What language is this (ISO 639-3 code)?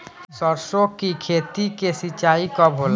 bho